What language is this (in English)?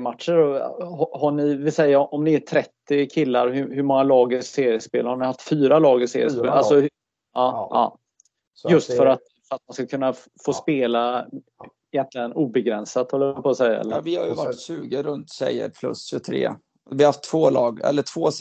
Swedish